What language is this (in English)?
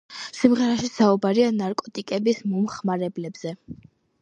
Georgian